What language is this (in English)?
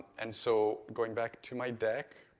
English